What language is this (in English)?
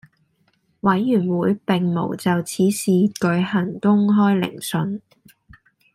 Cantonese